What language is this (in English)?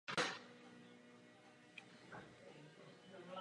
Czech